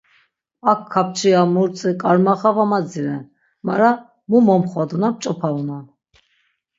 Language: Laz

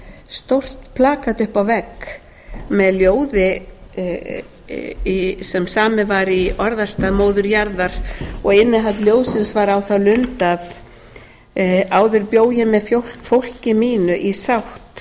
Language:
Icelandic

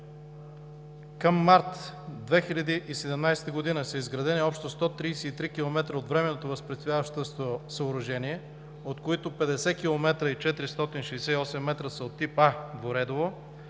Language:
Bulgarian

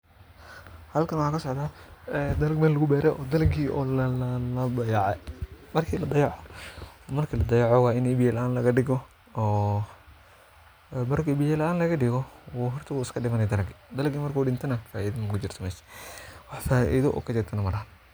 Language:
Somali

